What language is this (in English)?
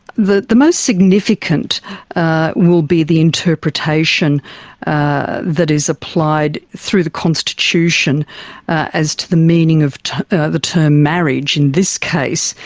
English